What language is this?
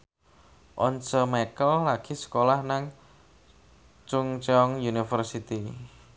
Javanese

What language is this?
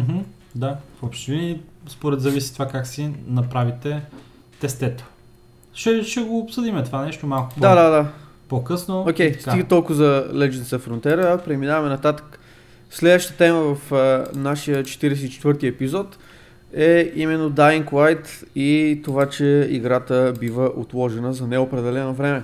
Bulgarian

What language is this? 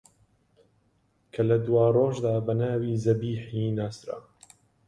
Central Kurdish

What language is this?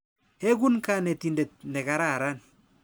Kalenjin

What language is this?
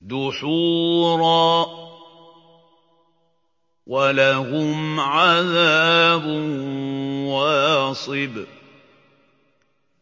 Arabic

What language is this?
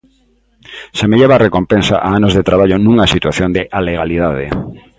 Galician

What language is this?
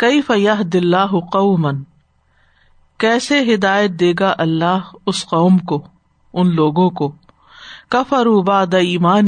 Urdu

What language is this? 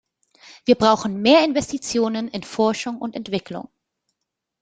German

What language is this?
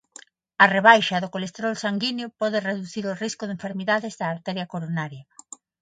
Galician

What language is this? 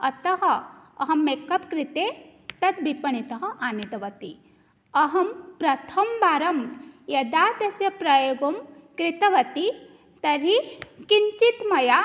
Sanskrit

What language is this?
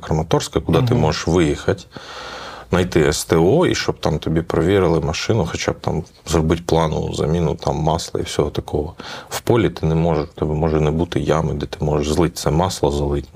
Ukrainian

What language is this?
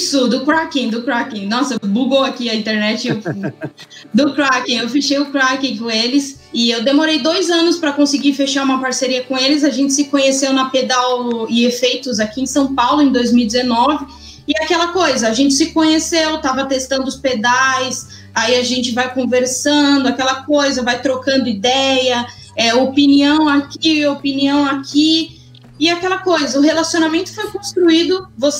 Portuguese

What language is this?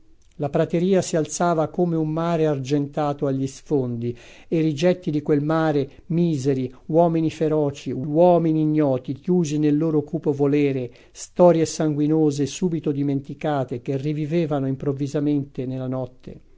Italian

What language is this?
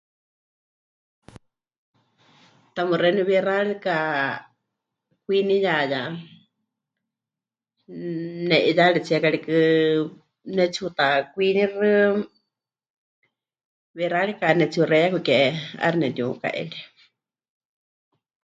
Huichol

